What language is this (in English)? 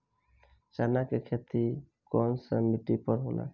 Bhojpuri